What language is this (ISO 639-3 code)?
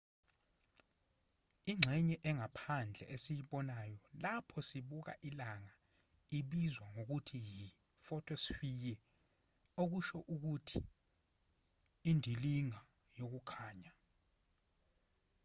zul